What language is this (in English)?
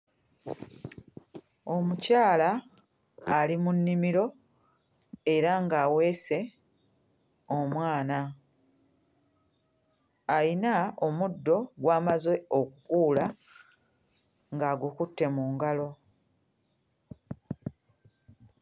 Ganda